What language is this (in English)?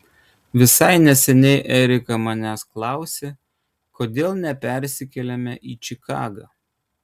Lithuanian